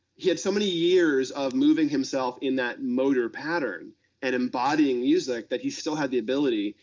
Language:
English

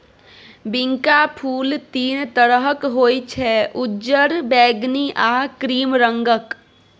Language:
Maithili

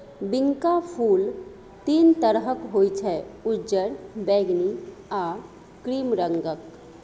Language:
Maithili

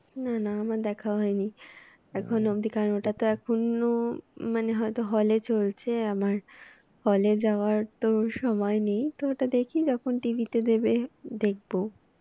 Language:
Bangla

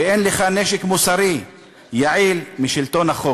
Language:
Hebrew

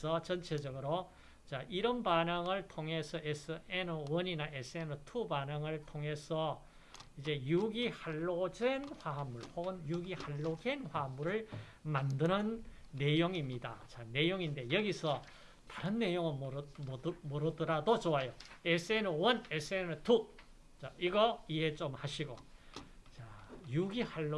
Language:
Korean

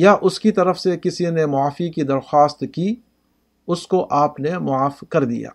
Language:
Urdu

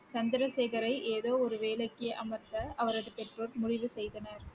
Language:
Tamil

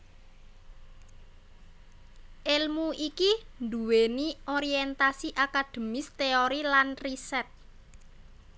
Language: Javanese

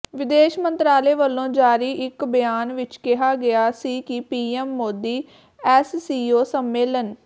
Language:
Punjabi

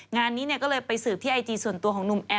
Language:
Thai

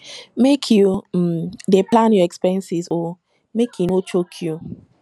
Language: Nigerian Pidgin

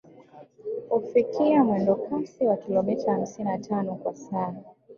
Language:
Swahili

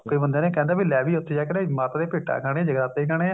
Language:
Punjabi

